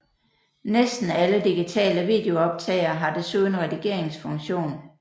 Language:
Danish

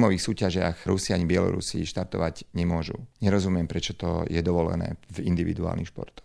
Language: Slovak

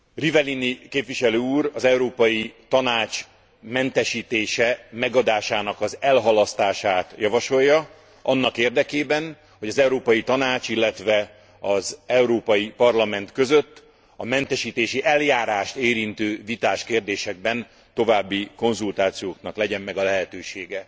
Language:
Hungarian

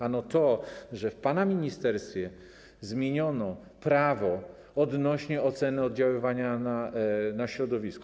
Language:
Polish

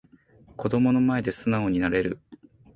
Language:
Japanese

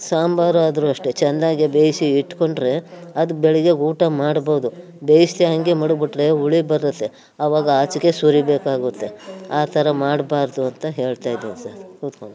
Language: Kannada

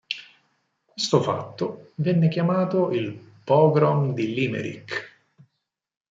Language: Italian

